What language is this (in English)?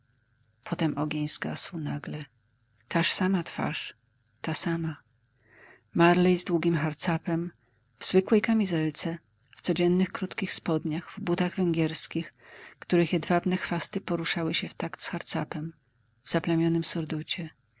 Polish